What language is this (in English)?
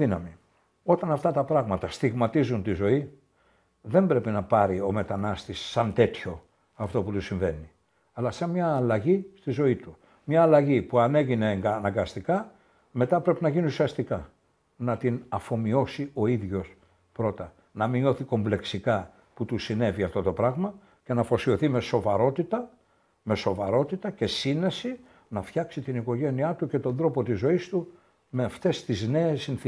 Greek